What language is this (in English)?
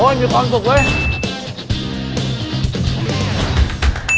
Thai